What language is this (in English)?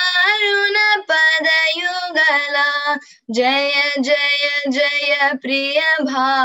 Telugu